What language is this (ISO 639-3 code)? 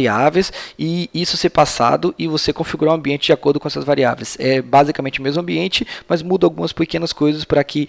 por